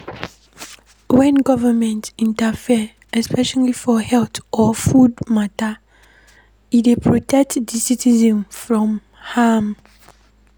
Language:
Nigerian Pidgin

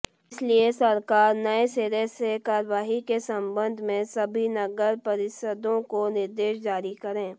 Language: Hindi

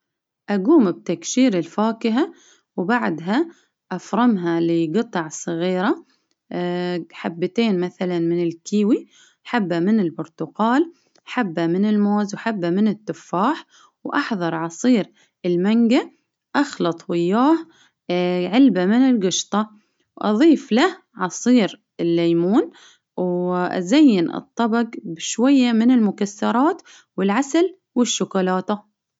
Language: Baharna Arabic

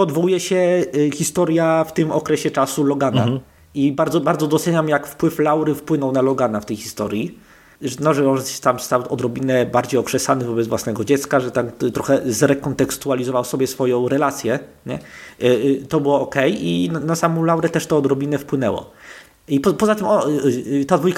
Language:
Polish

